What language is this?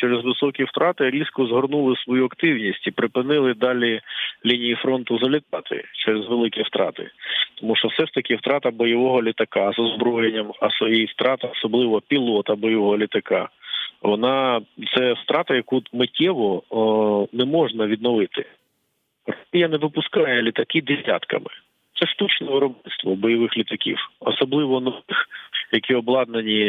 Ukrainian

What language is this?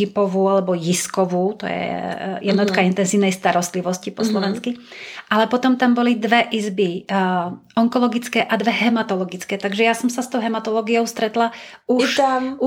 Czech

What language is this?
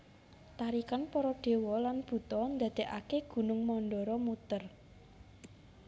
Javanese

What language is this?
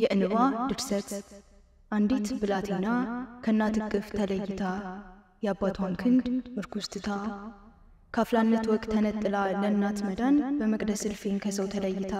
Arabic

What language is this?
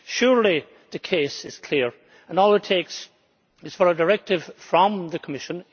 English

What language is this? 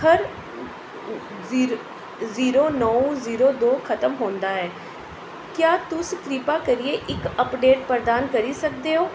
Dogri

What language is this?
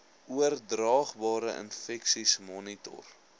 Afrikaans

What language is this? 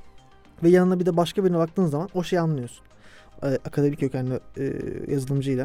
Turkish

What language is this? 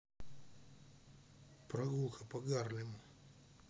Russian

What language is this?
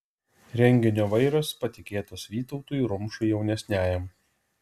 Lithuanian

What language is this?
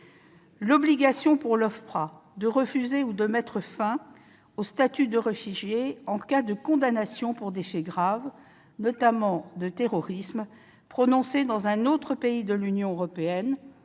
French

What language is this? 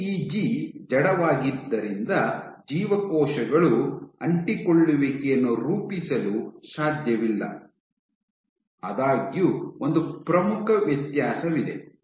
Kannada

